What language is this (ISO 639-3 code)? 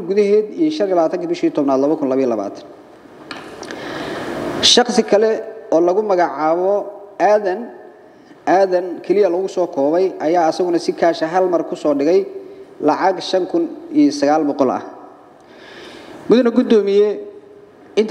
ara